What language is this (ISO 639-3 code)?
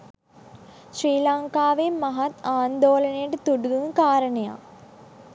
sin